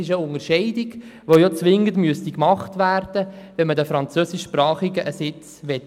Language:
Swiss German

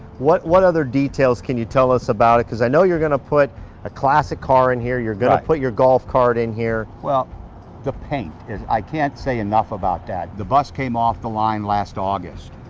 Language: English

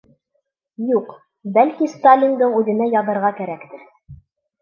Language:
Bashkir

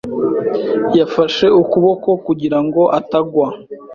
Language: Kinyarwanda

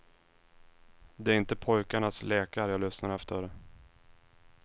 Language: Swedish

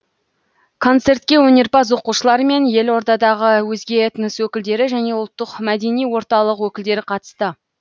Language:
Kazakh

